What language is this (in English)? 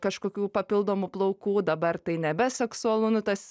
Lithuanian